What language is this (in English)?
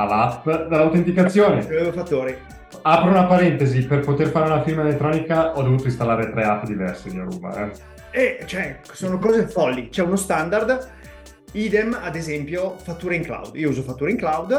Italian